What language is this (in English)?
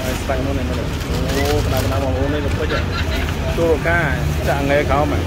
Thai